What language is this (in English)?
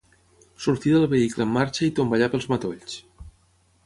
Catalan